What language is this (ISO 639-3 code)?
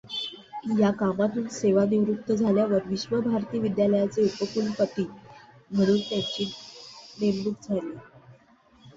mar